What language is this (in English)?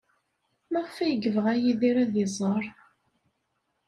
Kabyle